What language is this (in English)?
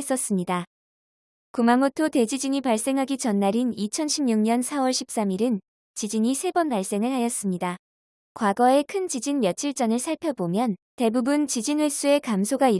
Korean